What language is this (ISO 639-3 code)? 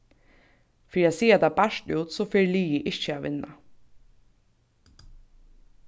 fao